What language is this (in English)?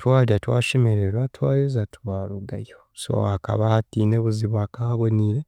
Chiga